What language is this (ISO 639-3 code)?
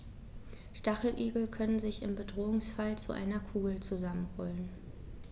deu